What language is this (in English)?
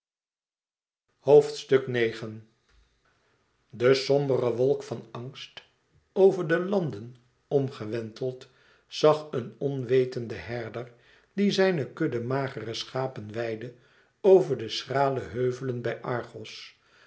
Dutch